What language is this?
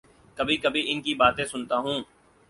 Urdu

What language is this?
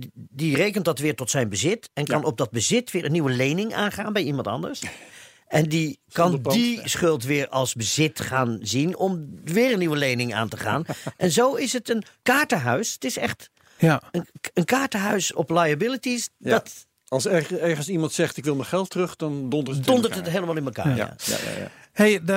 Dutch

